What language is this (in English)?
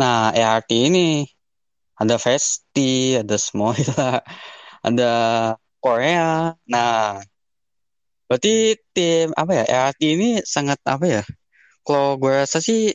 Indonesian